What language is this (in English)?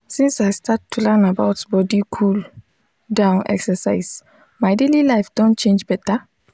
Nigerian Pidgin